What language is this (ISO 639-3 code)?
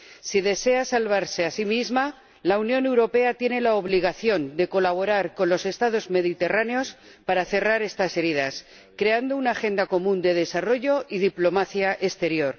spa